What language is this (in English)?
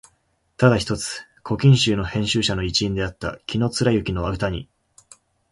Japanese